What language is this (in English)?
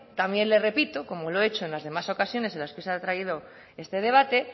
Spanish